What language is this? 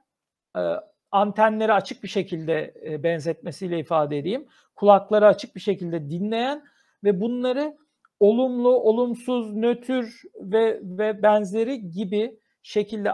Turkish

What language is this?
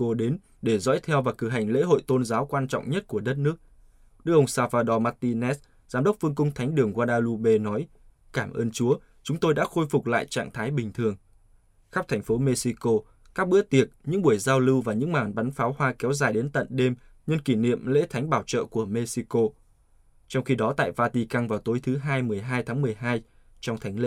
Vietnamese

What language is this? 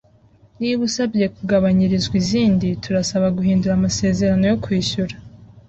Kinyarwanda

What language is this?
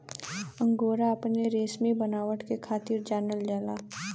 Bhojpuri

